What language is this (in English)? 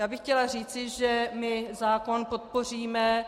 Czech